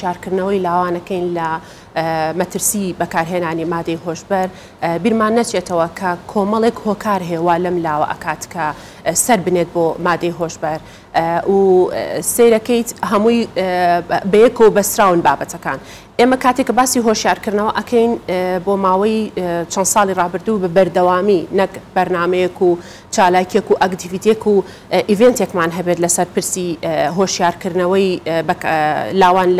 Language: Arabic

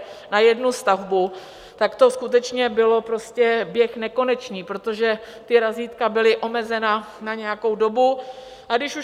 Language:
Czech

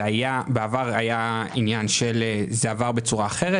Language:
Hebrew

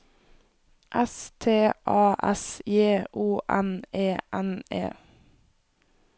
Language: Norwegian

